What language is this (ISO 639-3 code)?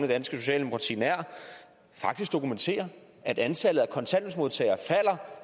dan